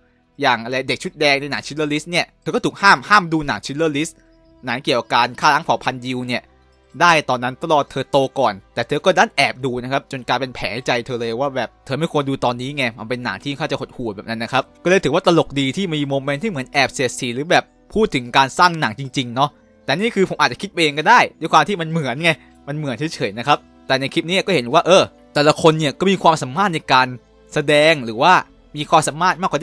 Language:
Thai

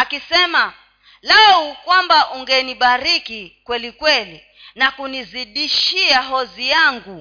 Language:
Swahili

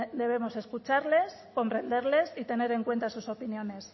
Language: Spanish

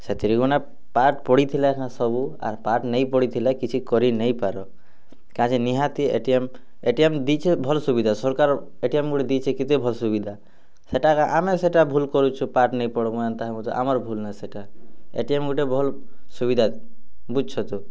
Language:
Odia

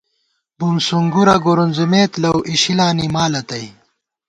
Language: Gawar-Bati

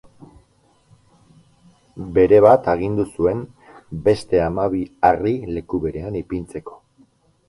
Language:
Basque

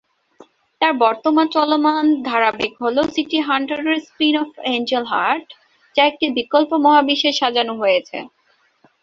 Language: Bangla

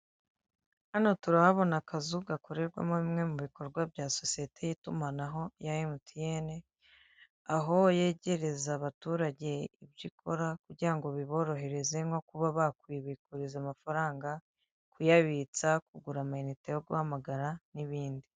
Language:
Kinyarwanda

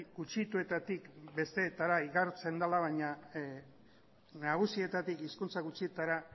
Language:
Basque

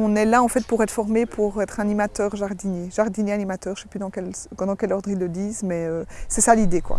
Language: French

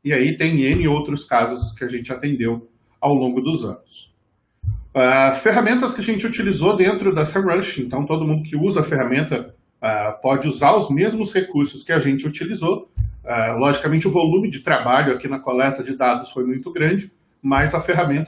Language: Portuguese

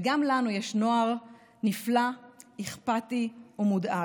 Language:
Hebrew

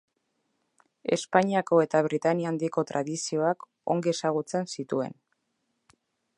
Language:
Basque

